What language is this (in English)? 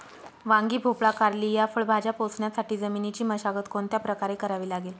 Marathi